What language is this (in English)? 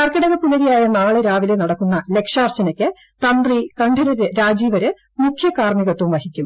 Malayalam